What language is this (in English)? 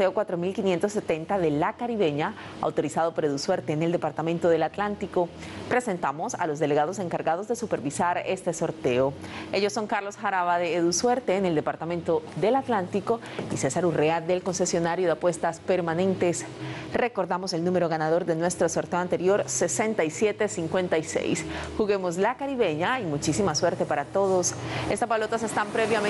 Spanish